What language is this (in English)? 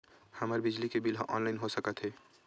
Chhattisgarhi